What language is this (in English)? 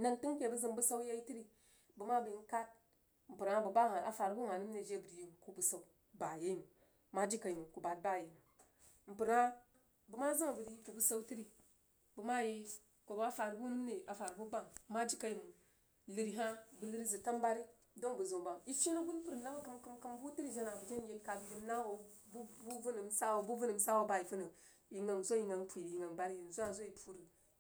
Jiba